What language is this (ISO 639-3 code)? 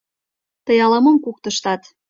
chm